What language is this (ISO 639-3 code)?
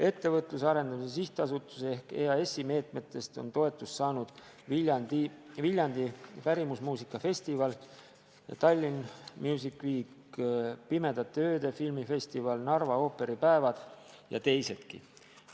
est